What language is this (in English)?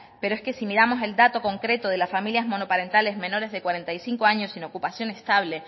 Spanish